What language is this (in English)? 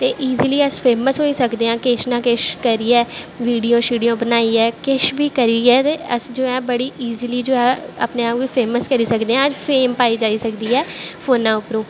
Dogri